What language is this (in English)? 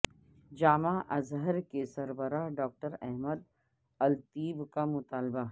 Urdu